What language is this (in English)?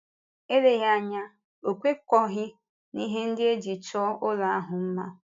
Igbo